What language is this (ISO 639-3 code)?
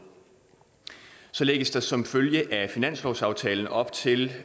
dan